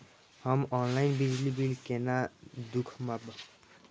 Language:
Maithili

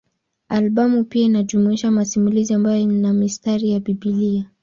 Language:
Swahili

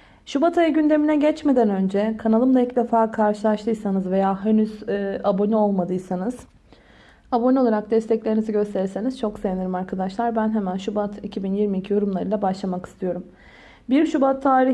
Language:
Turkish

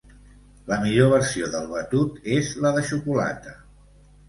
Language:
Catalan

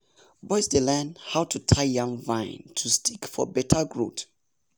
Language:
Nigerian Pidgin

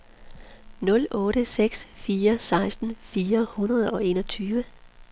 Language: Danish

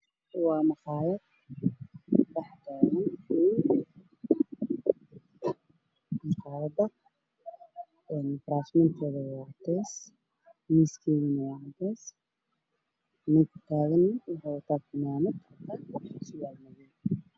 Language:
Somali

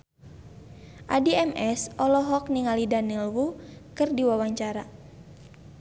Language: Sundanese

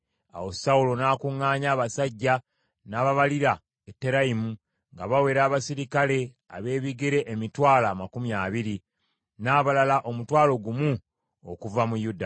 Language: Ganda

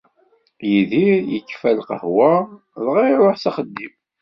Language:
Kabyle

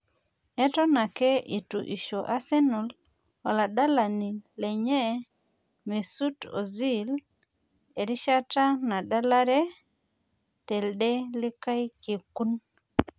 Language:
Masai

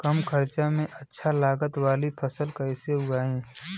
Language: Bhojpuri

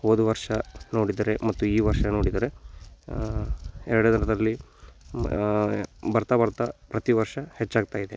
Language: Kannada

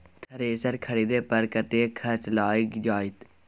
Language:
Maithili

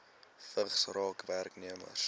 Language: Afrikaans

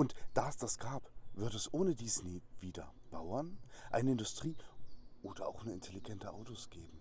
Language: German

